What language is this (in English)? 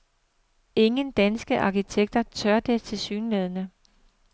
Danish